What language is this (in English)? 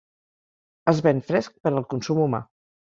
Catalan